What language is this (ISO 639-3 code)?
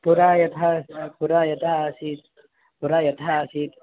san